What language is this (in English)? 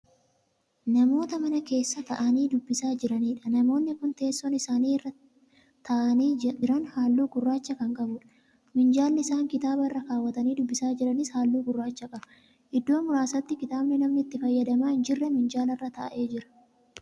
Oromo